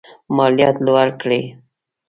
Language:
Pashto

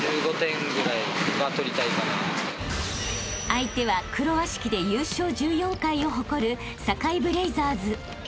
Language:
Japanese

